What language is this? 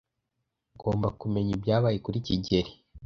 Kinyarwanda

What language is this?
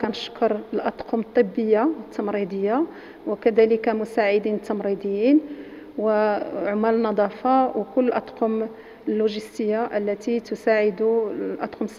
Arabic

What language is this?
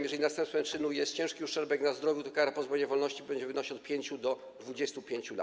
Polish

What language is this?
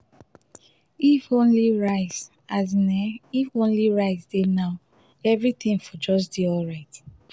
Nigerian Pidgin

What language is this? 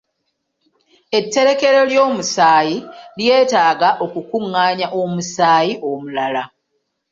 Ganda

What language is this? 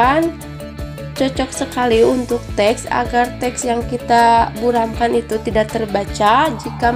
Indonesian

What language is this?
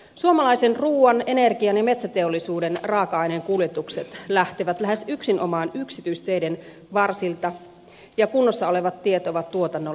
Finnish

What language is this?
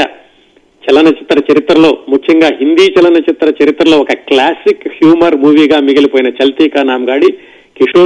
Telugu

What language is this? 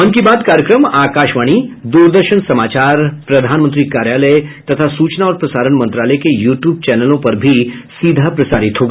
Hindi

